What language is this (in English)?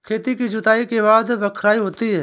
Hindi